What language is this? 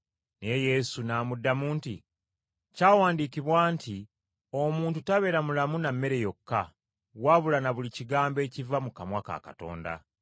Ganda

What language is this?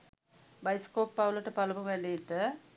Sinhala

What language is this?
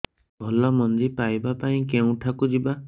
Odia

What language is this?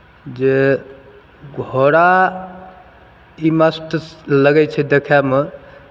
Maithili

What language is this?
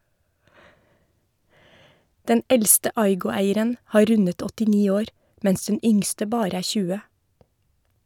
Norwegian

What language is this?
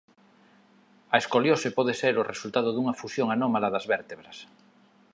Galician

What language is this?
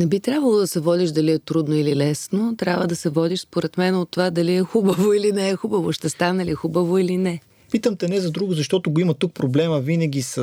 Bulgarian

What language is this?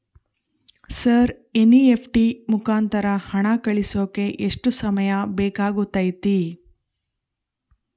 Kannada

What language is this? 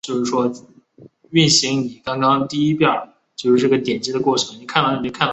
Chinese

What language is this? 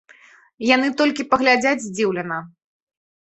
Belarusian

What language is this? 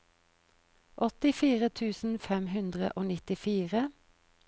Norwegian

